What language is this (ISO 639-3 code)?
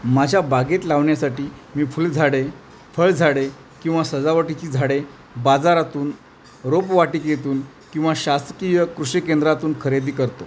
mar